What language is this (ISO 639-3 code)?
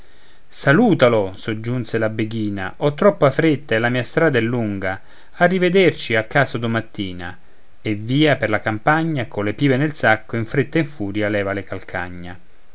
ita